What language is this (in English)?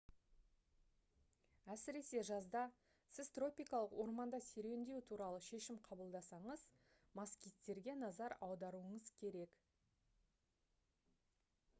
Kazakh